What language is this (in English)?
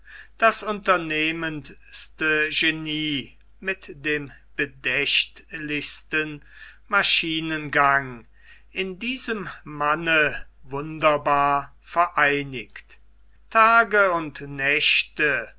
German